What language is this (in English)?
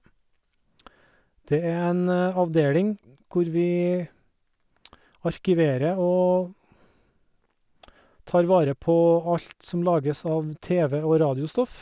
Norwegian